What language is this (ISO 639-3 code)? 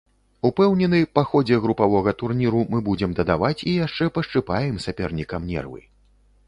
bel